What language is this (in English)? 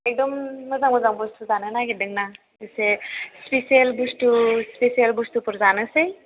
Bodo